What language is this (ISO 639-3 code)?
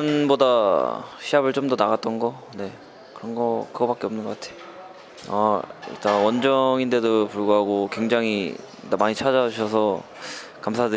kor